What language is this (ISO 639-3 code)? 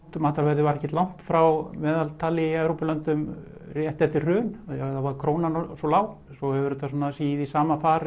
isl